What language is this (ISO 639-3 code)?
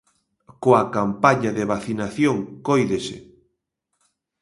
glg